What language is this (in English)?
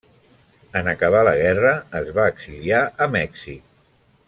Catalan